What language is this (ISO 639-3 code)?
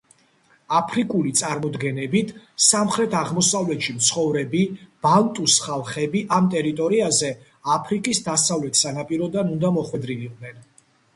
kat